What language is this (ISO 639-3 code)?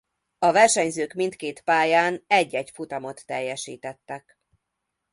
hun